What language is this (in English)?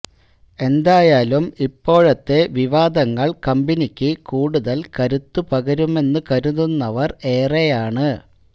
Malayalam